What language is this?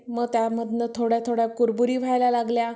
Marathi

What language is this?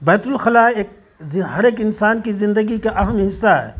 Urdu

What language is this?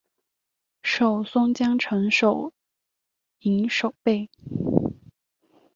Chinese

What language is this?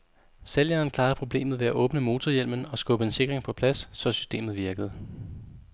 Danish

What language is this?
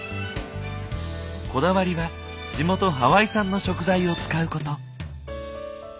Japanese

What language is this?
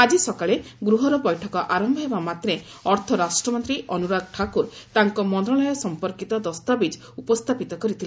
Odia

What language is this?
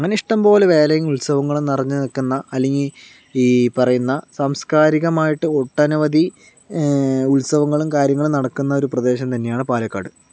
Malayalam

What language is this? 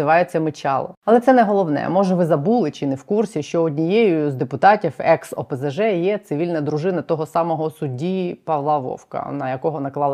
Ukrainian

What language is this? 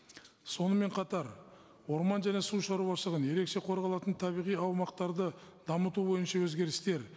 Kazakh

